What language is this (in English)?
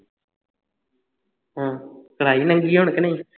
Punjabi